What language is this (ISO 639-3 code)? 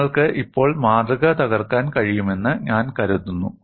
mal